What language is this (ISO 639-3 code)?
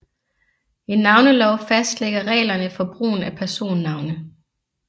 dan